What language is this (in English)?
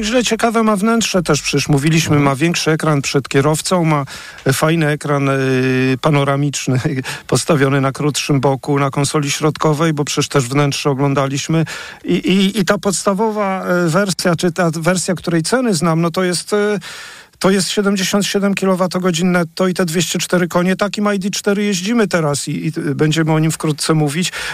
Polish